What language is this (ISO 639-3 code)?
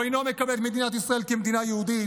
heb